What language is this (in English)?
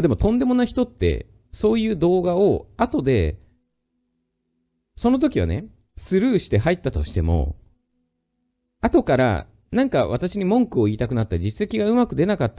Japanese